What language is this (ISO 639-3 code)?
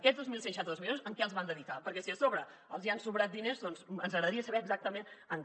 cat